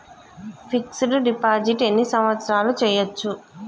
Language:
Telugu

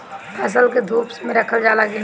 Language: Bhojpuri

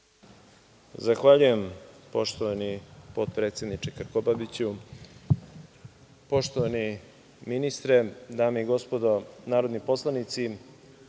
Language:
Serbian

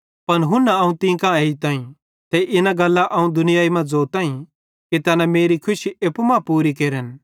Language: Bhadrawahi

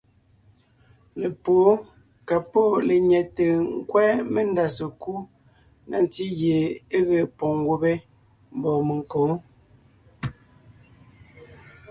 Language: Ngiemboon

